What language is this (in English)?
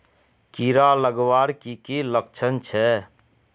Magahi